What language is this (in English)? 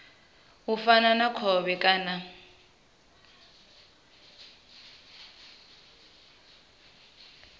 Venda